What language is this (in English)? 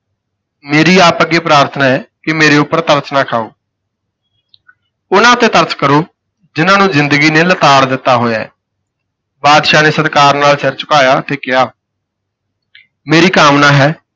Punjabi